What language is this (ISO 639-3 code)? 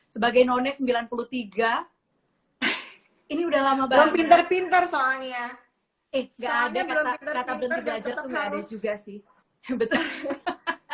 ind